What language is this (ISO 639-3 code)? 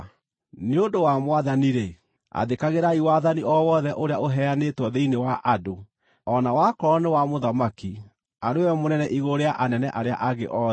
kik